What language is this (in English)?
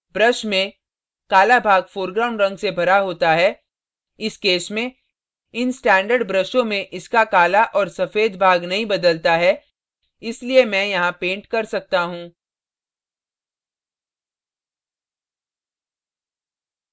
Hindi